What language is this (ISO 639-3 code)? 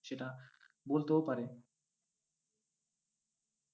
ben